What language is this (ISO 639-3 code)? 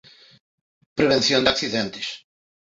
glg